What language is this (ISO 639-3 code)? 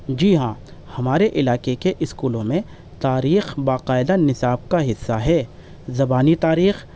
urd